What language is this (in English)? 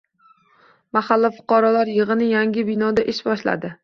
Uzbek